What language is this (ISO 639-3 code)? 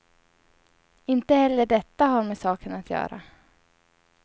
swe